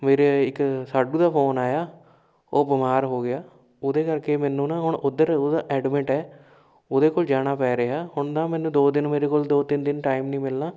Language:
Punjabi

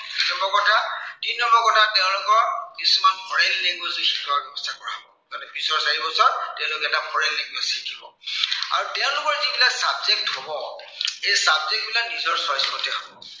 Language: Assamese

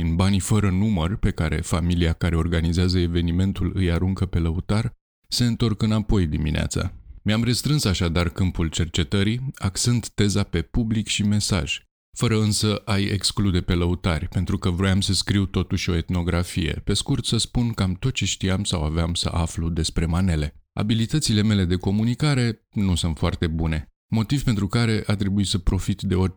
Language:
Romanian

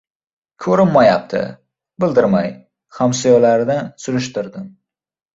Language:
Uzbek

